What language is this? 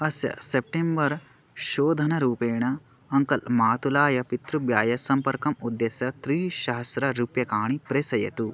Sanskrit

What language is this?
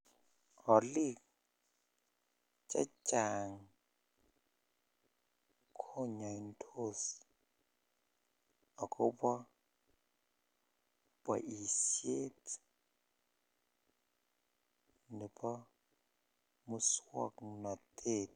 Kalenjin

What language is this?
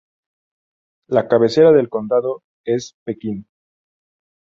Spanish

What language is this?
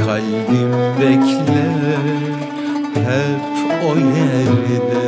Turkish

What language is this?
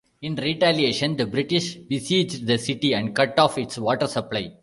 English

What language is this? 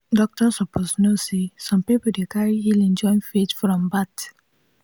Nigerian Pidgin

